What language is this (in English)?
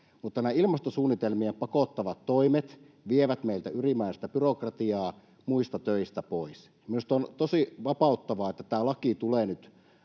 Finnish